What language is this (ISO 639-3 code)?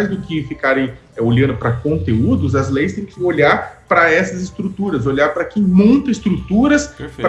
por